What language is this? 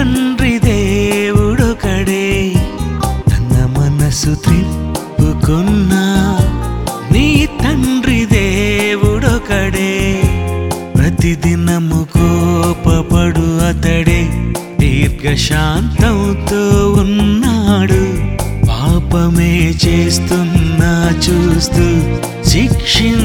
Telugu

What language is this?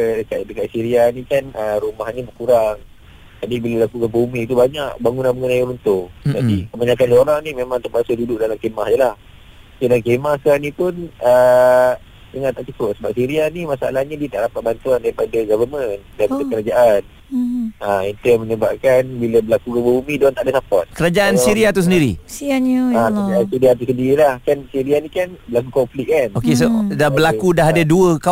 Malay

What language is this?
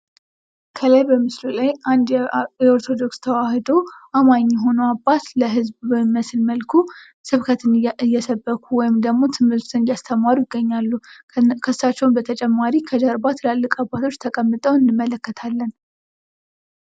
Amharic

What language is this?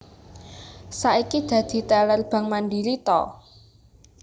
Javanese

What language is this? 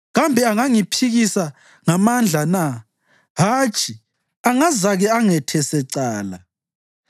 North Ndebele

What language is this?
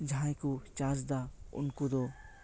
Santali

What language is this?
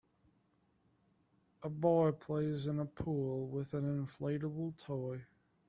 English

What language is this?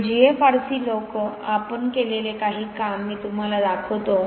Marathi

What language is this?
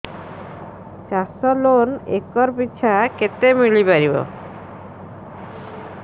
Odia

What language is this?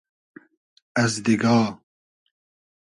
Hazaragi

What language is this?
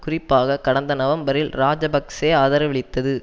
Tamil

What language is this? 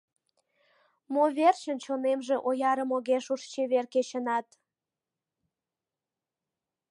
Mari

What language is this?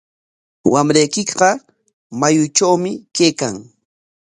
Corongo Ancash Quechua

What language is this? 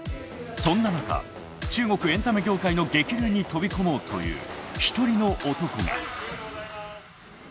Japanese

